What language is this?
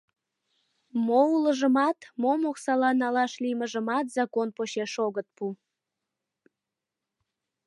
Mari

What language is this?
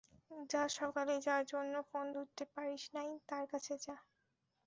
Bangla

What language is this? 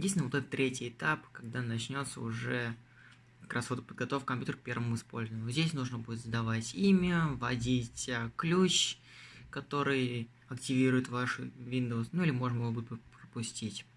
Russian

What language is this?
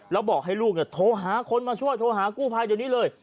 Thai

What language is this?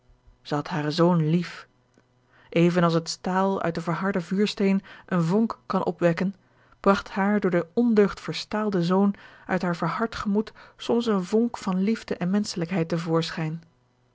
Dutch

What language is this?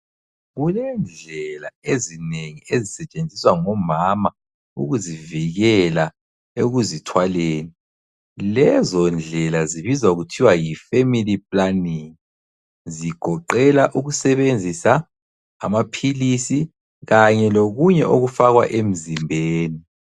North Ndebele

